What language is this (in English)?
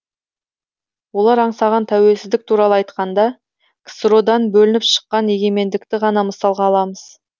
Kazakh